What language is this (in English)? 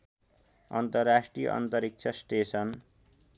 Nepali